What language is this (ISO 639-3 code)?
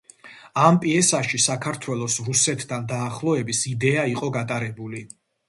kat